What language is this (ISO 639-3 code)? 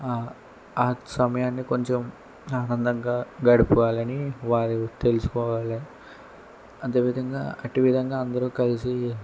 tel